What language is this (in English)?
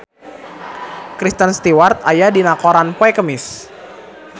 Sundanese